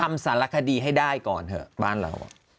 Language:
Thai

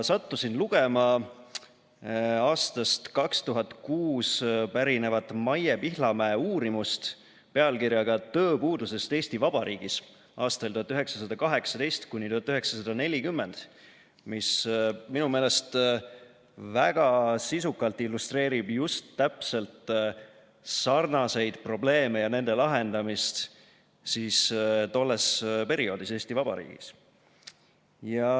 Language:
Estonian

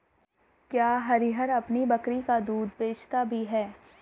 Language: Hindi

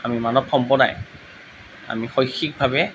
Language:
Assamese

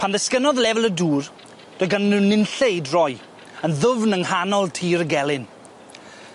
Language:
Welsh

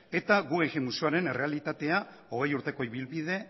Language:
Basque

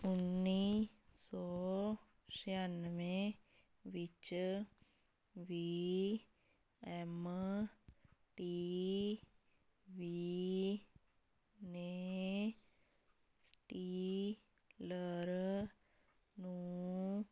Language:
Punjabi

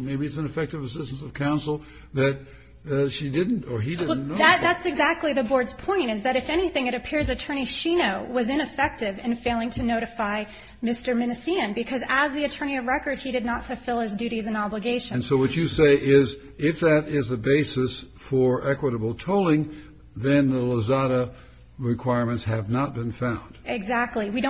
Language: English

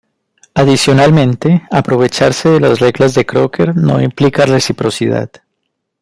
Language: Spanish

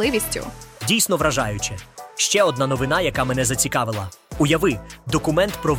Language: Ukrainian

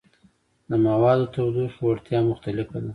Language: Pashto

